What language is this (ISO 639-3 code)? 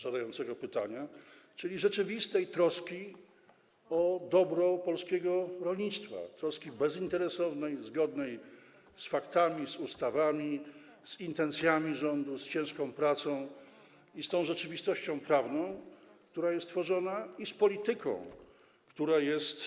pol